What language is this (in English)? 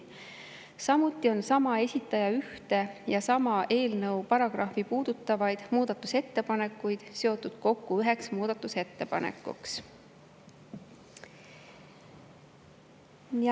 Estonian